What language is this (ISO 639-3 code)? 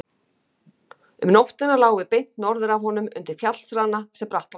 isl